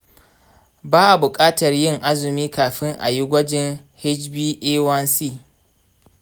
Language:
Hausa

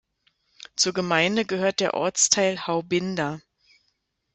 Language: German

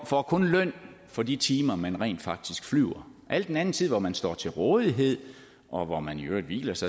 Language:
Danish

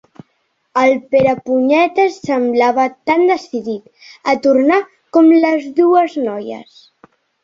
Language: Catalan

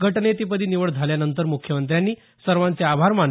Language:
Marathi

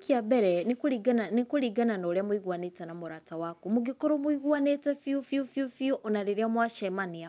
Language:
Kikuyu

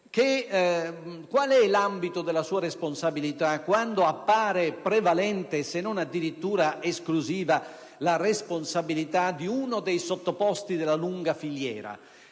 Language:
Italian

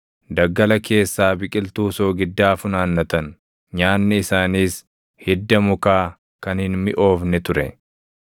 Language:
Oromo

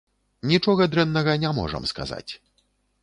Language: Belarusian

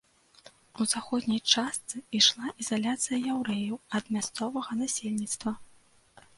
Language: Belarusian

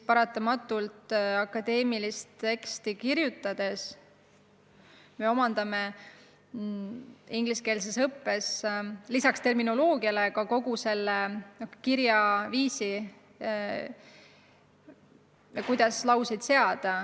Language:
Estonian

